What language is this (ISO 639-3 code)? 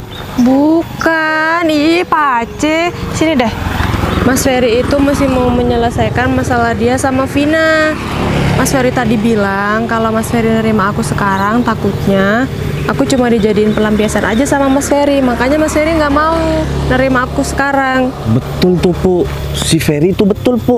ind